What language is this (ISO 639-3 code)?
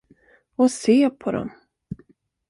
swe